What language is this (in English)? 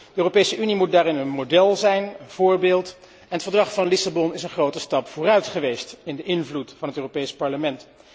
Dutch